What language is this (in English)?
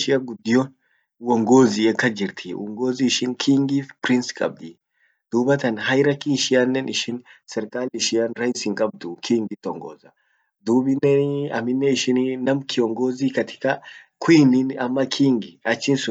Orma